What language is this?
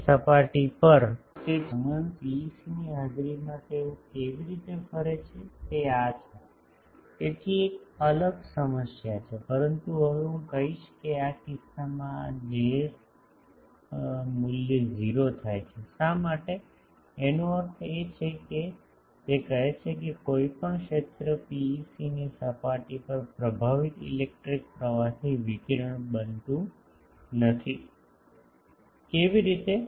Gujarati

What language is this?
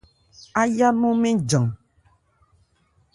Ebrié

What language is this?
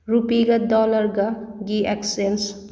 Manipuri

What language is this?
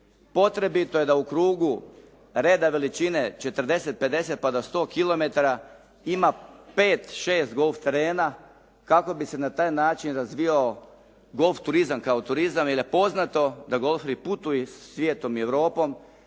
Croatian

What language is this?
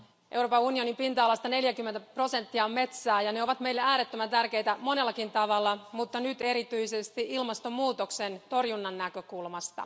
Finnish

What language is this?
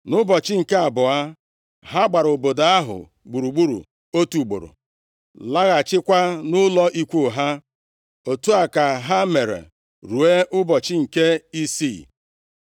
Igbo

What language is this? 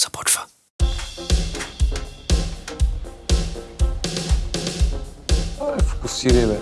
Bulgarian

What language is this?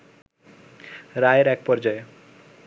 Bangla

